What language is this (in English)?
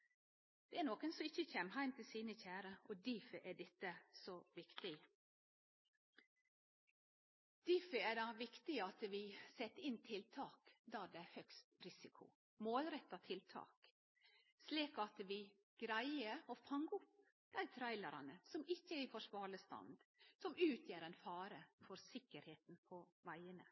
Norwegian Nynorsk